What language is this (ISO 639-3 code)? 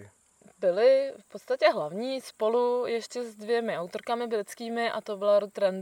ces